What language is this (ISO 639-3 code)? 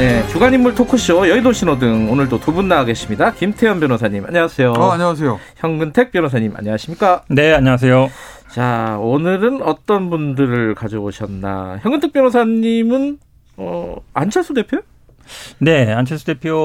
kor